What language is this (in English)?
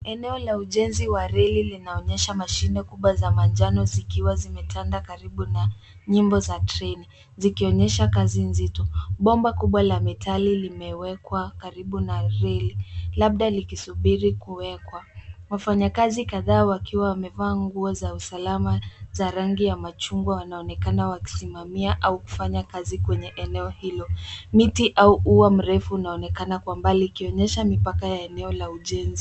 Swahili